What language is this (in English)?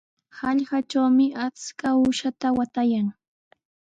Sihuas Ancash Quechua